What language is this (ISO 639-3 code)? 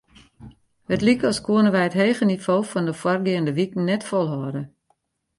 fry